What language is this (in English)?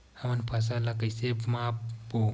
Chhattisgarhi